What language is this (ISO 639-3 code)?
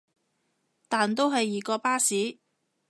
yue